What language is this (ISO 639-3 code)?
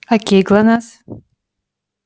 rus